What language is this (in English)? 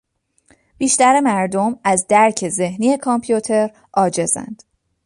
Persian